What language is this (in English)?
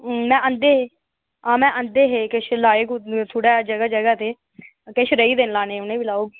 Dogri